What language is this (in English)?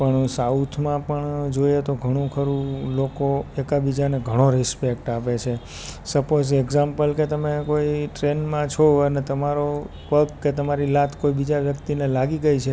Gujarati